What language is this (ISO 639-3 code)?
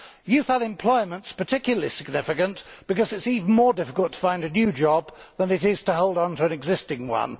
eng